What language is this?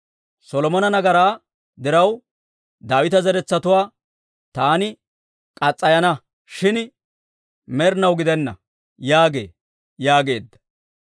Dawro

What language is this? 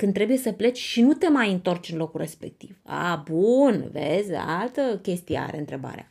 Romanian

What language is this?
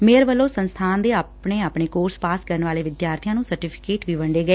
Punjabi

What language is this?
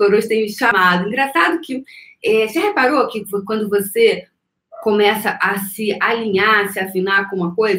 Portuguese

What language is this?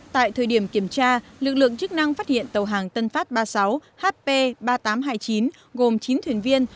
Vietnamese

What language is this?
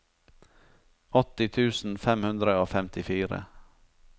Norwegian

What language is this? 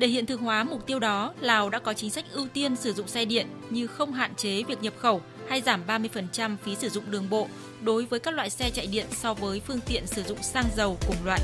Vietnamese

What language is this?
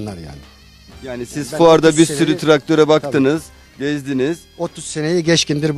Turkish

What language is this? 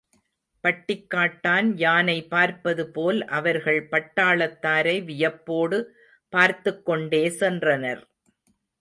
Tamil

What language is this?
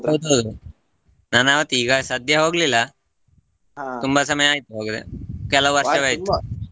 Kannada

